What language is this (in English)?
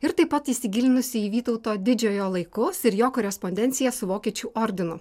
Lithuanian